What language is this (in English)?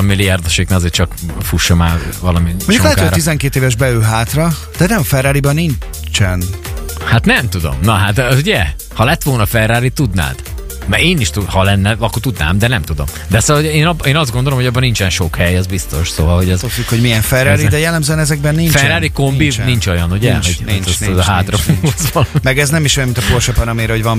Hungarian